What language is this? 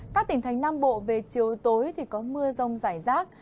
Vietnamese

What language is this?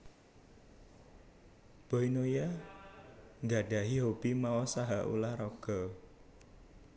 Javanese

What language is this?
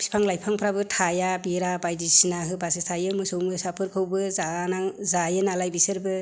Bodo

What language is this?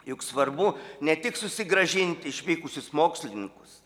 Lithuanian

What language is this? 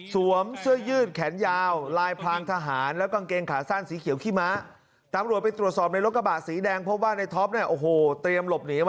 Thai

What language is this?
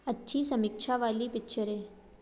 Hindi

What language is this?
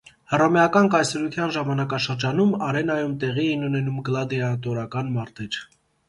Armenian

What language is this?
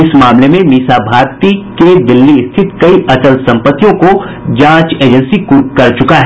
Hindi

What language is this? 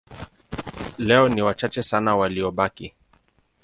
Swahili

